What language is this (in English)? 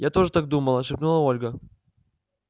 Russian